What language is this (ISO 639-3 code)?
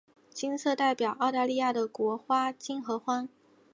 zho